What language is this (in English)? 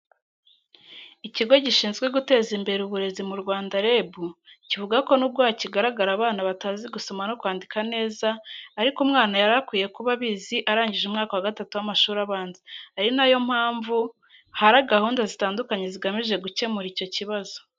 Kinyarwanda